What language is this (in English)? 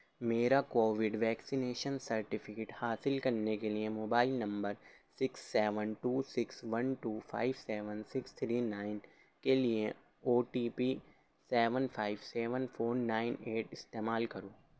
Urdu